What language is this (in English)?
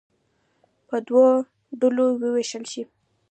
Pashto